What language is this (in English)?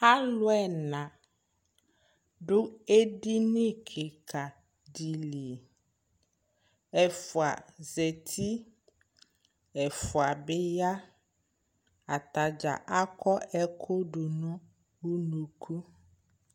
Ikposo